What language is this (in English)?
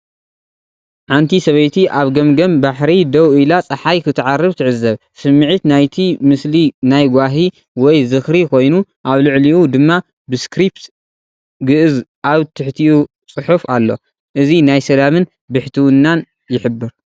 Tigrinya